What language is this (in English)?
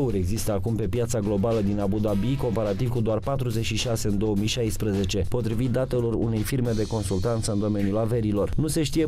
Romanian